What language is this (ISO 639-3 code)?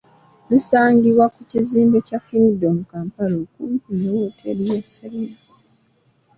lug